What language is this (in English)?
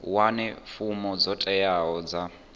Venda